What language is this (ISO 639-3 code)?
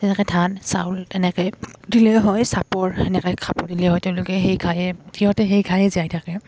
asm